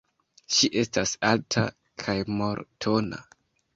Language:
Esperanto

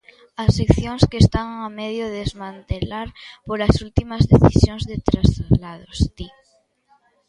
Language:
Galician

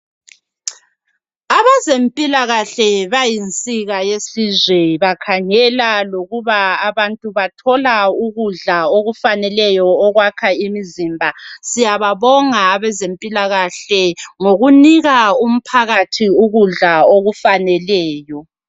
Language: North Ndebele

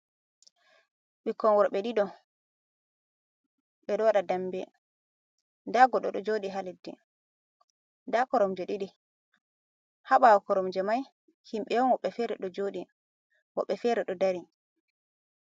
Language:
Fula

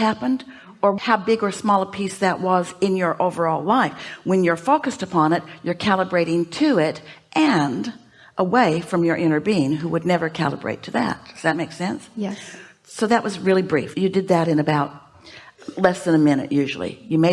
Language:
English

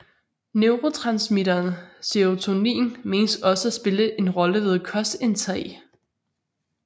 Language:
Danish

